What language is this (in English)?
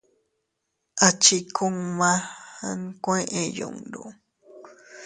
Teutila Cuicatec